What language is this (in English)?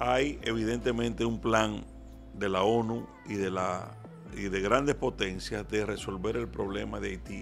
Spanish